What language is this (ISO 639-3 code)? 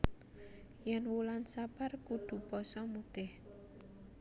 jav